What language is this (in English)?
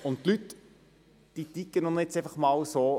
Swiss German